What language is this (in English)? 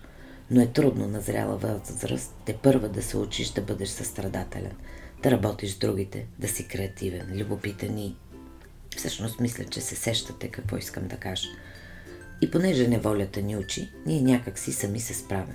Bulgarian